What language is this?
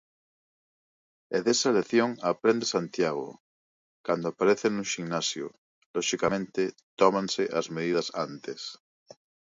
Galician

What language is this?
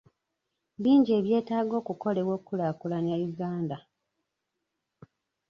Ganda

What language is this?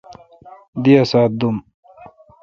Kalkoti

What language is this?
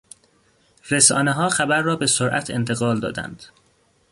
Persian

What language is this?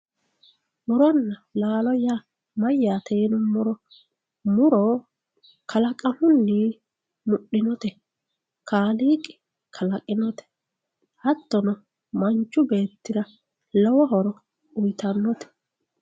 Sidamo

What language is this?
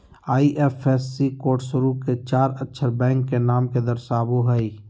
Magahi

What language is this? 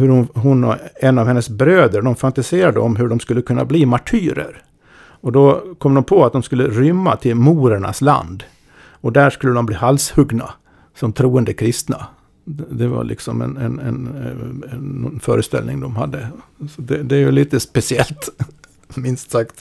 Swedish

